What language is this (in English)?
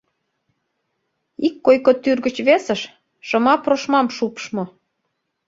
Mari